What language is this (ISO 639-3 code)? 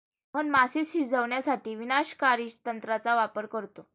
mar